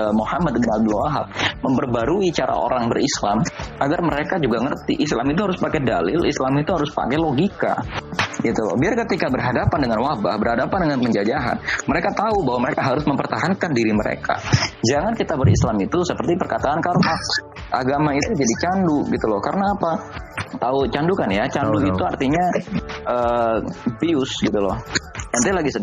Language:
Indonesian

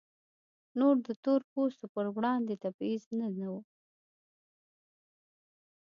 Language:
Pashto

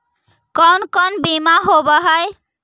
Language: Magahi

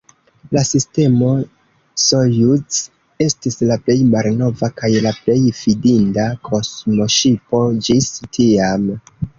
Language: Esperanto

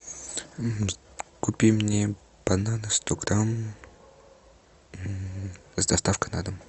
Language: Russian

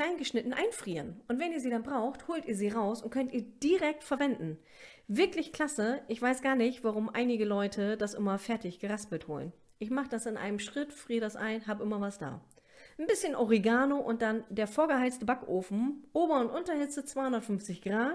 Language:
German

